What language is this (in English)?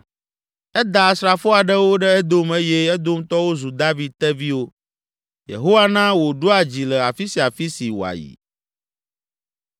Ewe